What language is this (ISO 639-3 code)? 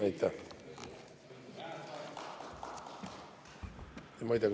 est